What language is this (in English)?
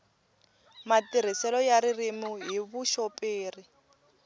Tsonga